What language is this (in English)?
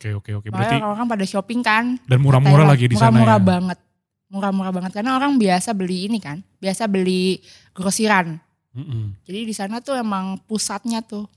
Indonesian